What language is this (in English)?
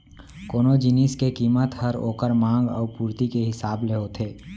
Chhattisgarhi